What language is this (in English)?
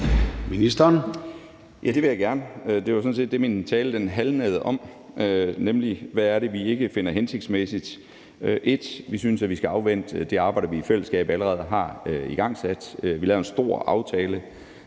Danish